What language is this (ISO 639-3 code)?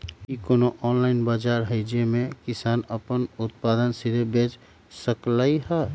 mag